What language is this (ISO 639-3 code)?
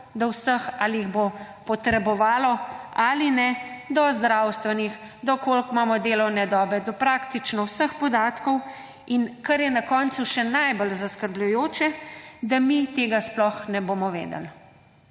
slv